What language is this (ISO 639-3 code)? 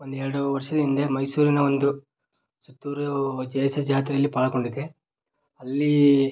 kan